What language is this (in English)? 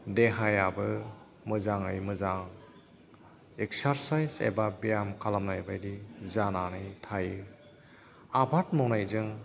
Bodo